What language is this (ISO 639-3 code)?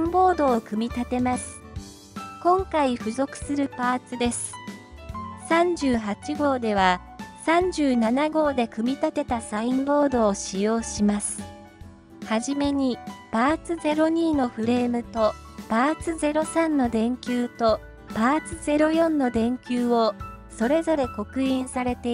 jpn